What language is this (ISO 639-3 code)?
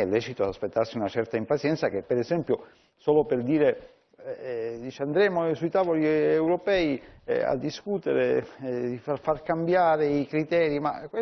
ita